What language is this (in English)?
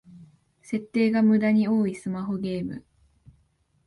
Japanese